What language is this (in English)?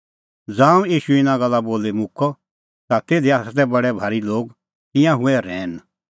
Kullu Pahari